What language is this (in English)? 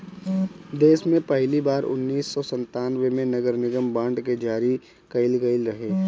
Bhojpuri